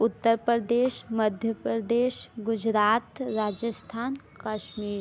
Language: Hindi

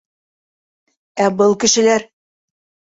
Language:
Bashkir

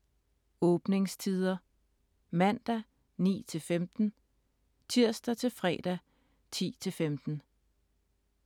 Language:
Danish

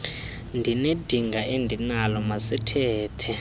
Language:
Xhosa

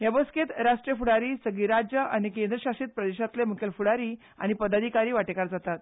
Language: Konkani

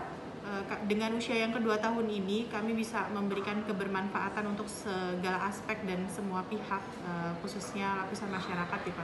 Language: Indonesian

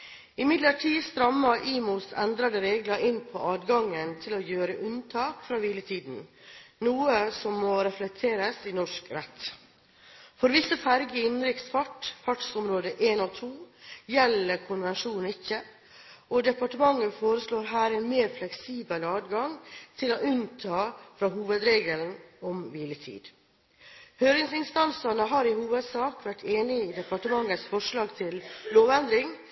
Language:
Norwegian Bokmål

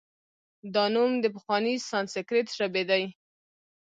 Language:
Pashto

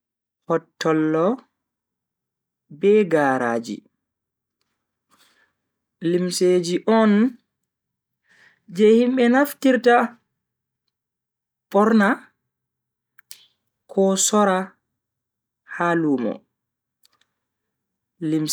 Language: Bagirmi Fulfulde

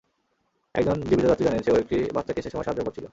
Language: Bangla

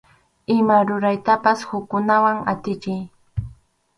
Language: Arequipa-La Unión Quechua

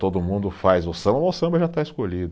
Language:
Portuguese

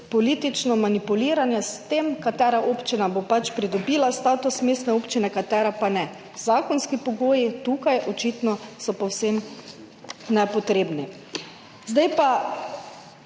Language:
Slovenian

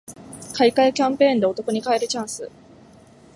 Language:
Japanese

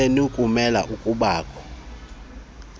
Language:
Xhosa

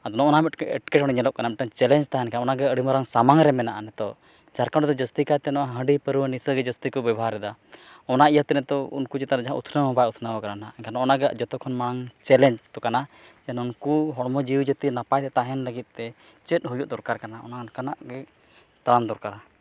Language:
Santali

